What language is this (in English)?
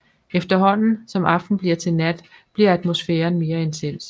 Danish